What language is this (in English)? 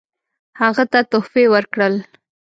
Pashto